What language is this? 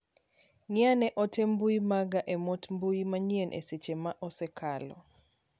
Luo (Kenya and Tanzania)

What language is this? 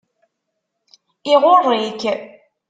Kabyle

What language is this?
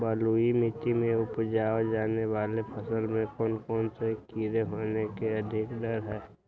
Magahi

